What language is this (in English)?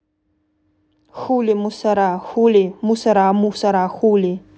Russian